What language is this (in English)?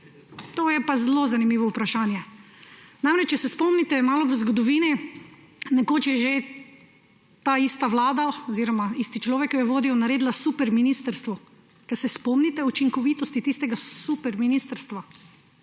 Slovenian